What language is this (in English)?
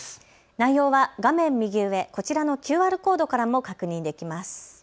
Japanese